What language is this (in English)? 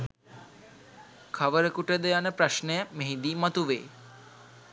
Sinhala